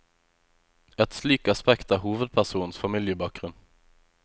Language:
Norwegian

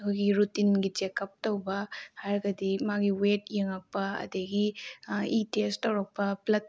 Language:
Manipuri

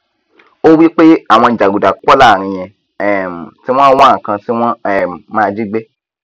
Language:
Yoruba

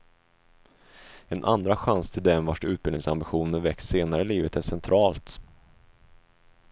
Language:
Swedish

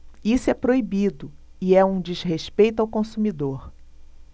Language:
Portuguese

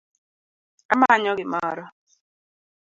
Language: Luo (Kenya and Tanzania)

